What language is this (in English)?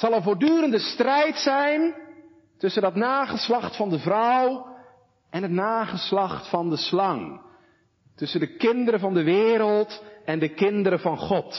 Dutch